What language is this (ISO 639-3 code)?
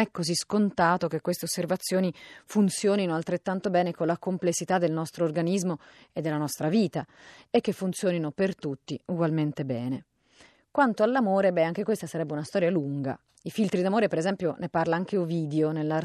ita